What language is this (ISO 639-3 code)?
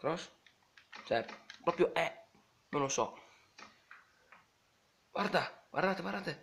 ita